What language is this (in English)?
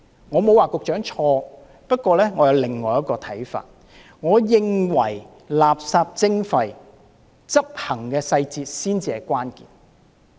Cantonese